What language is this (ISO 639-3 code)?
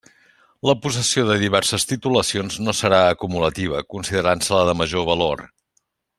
cat